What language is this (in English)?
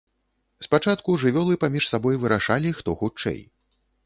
Belarusian